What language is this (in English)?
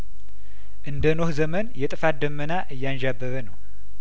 Amharic